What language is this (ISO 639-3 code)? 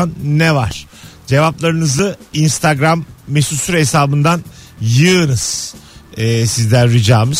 tur